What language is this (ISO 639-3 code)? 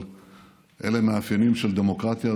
heb